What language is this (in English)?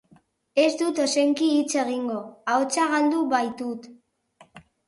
Basque